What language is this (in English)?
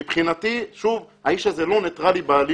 Hebrew